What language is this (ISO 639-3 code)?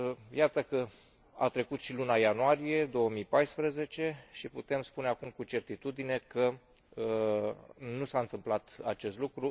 ron